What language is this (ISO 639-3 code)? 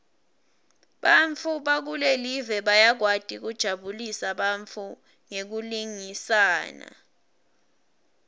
ssw